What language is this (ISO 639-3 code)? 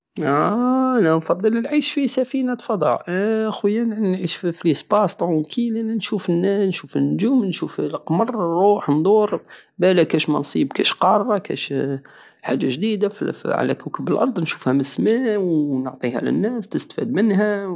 aao